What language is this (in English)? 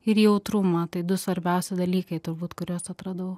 Lithuanian